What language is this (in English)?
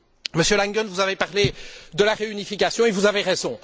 French